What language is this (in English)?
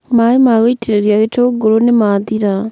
Kikuyu